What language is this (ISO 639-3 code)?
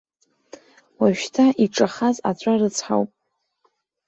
abk